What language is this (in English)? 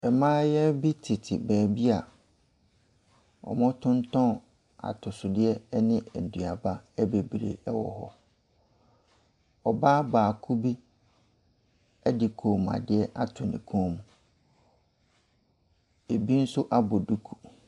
Akan